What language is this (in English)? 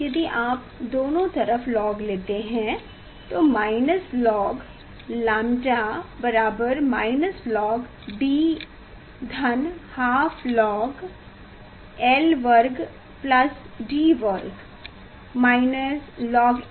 Hindi